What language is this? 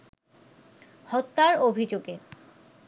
Bangla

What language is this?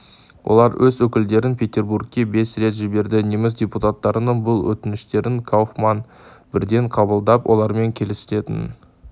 Kazakh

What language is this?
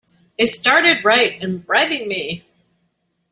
English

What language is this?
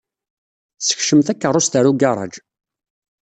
Kabyle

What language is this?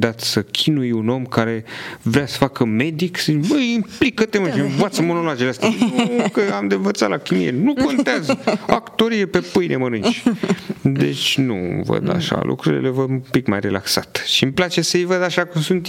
Romanian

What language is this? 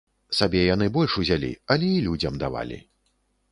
Belarusian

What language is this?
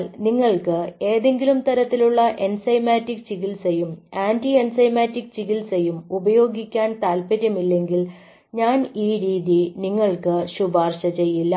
Malayalam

